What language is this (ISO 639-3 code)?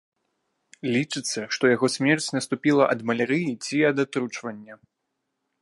bel